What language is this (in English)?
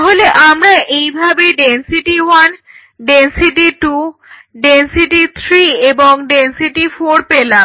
Bangla